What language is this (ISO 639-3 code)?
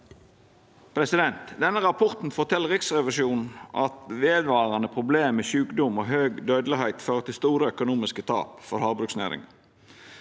nor